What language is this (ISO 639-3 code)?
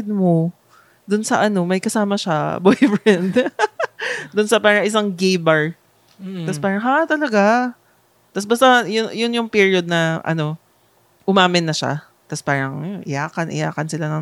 fil